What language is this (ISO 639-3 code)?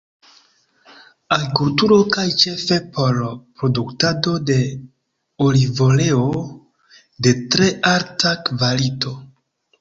epo